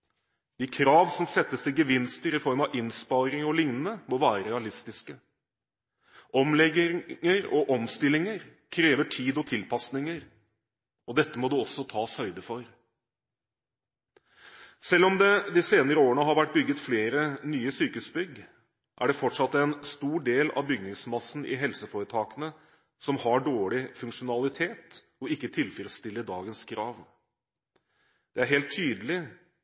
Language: Norwegian Bokmål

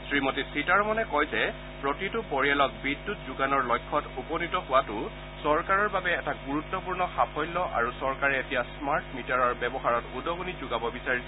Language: Assamese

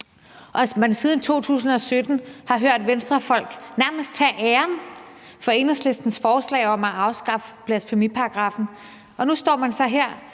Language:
Danish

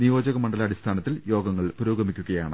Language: Malayalam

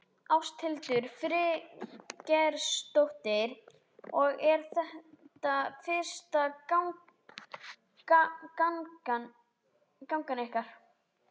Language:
Icelandic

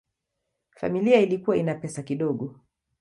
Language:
Swahili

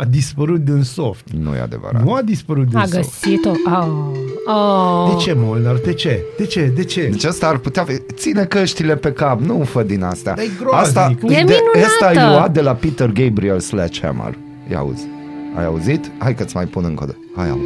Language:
Romanian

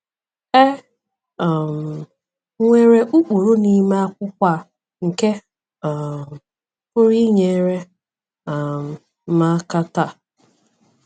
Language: Igbo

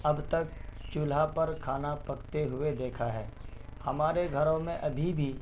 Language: Urdu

